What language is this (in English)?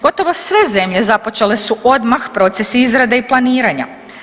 Croatian